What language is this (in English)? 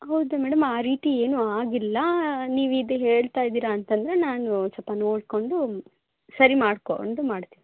Kannada